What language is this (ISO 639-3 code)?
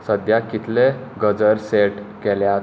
kok